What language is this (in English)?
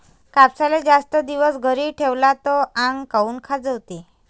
Marathi